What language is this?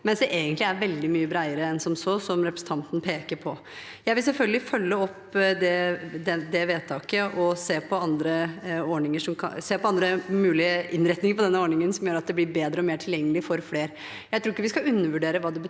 Norwegian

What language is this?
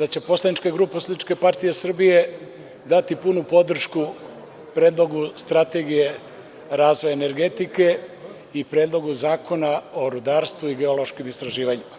Serbian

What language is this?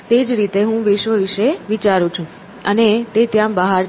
Gujarati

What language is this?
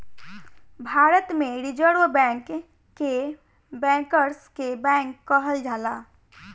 Bhojpuri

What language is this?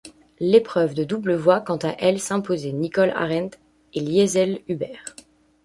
French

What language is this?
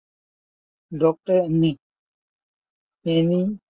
Gujarati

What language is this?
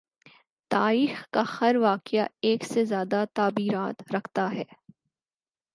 Urdu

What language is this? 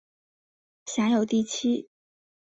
Chinese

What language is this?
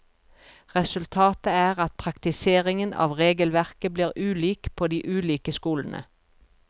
Norwegian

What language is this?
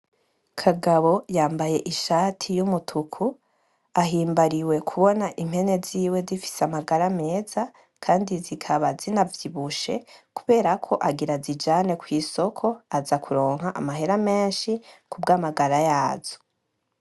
Rundi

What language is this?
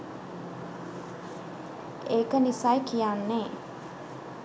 Sinhala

